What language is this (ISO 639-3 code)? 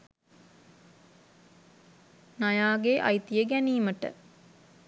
sin